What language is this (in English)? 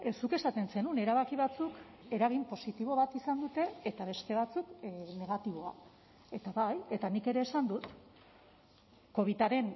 Basque